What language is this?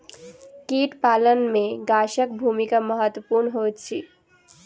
Maithili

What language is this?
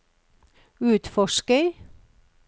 Norwegian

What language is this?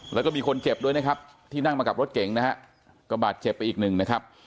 Thai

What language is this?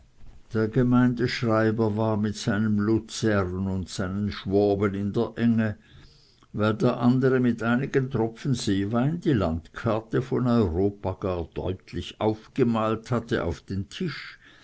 German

